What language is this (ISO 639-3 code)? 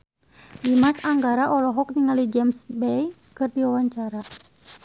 sun